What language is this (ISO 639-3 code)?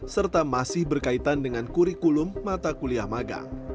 ind